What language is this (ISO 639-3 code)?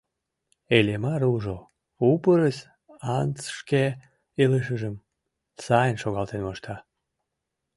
chm